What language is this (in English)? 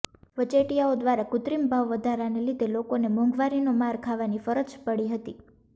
Gujarati